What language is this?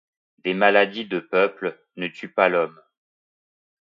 French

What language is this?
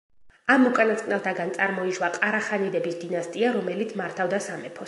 Georgian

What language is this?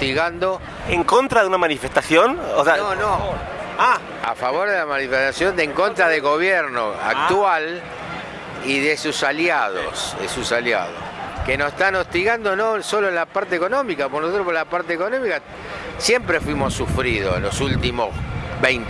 Spanish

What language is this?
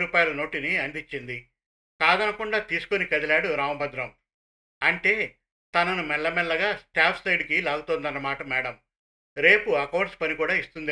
Telugu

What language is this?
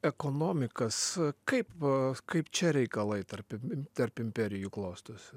Lithuanian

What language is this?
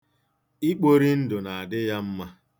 Igbo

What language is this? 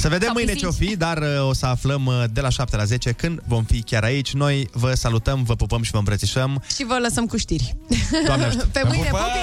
Romanian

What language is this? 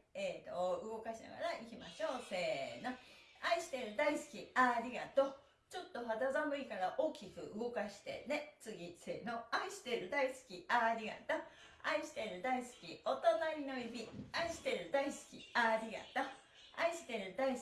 Japanese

